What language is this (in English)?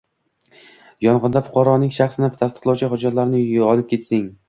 Uzbek